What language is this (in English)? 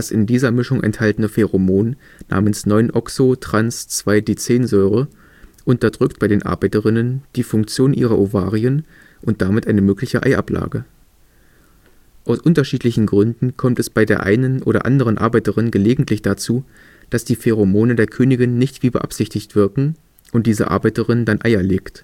German